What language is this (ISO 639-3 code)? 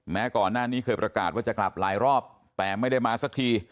tha